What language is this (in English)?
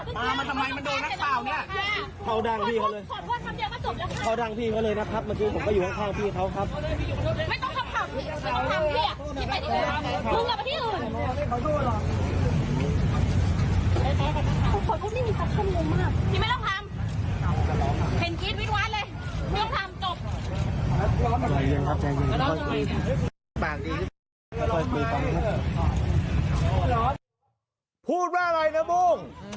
Thai